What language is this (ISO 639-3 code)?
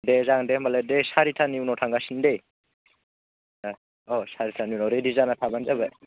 brx